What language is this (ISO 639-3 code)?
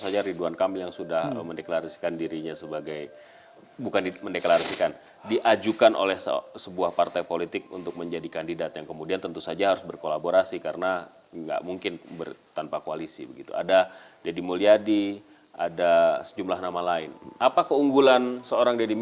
ind